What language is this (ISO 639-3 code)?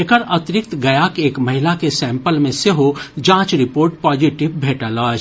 mai